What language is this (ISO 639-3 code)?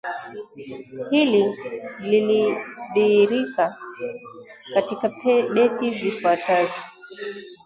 swa